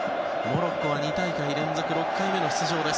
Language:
Japanese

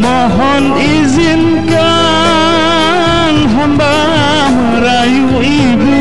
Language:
Arabic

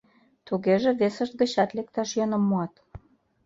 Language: Mari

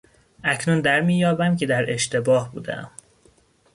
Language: Persian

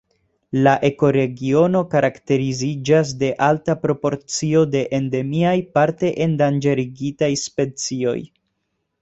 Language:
Esperanto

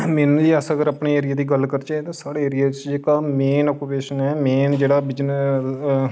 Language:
Dogri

